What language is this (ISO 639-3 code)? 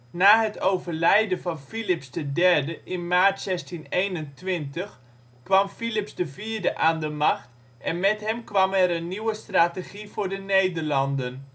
nld